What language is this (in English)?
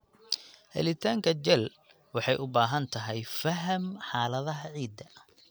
Somali